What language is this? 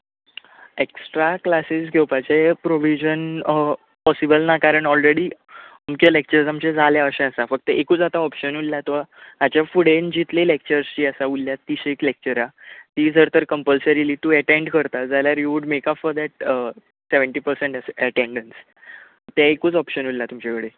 Konkani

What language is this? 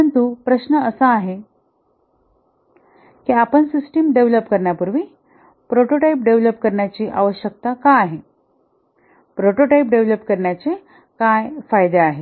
Marathi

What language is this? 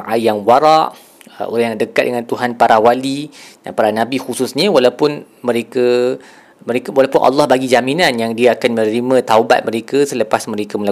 Malay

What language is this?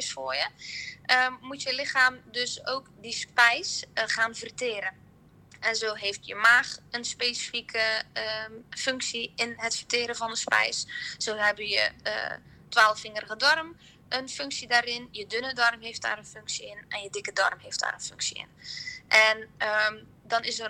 Dutch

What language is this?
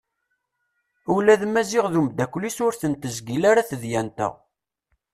Kabyle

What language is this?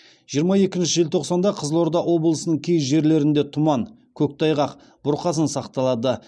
Kazakh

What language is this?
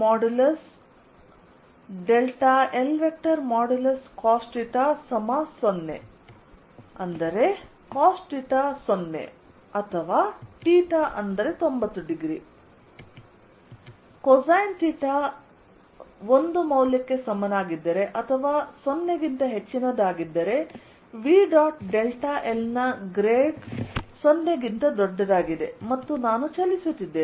Kannada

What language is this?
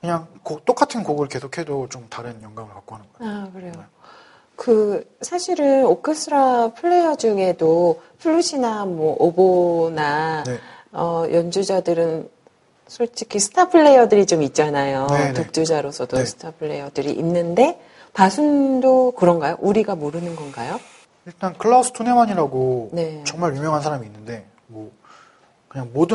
Korean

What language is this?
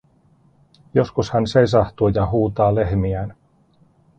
Finnish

